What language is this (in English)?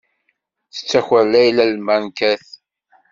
Kabyle